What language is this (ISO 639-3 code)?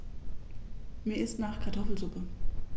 deu